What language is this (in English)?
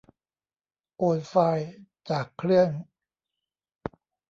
Thai